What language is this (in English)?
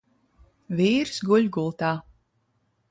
Latvian